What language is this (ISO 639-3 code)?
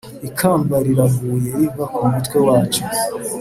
kin